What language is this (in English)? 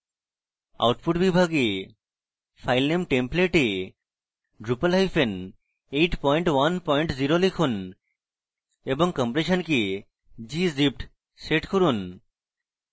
Bangla